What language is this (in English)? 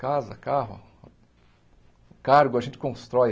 Portuguese